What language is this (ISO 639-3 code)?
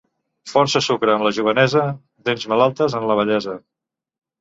cat